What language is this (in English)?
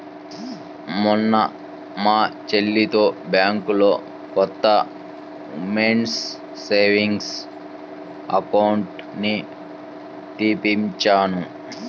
Telugu